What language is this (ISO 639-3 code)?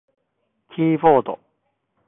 jpn